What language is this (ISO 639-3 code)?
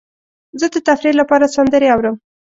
pus